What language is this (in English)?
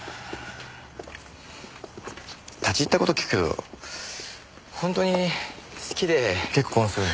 Japanese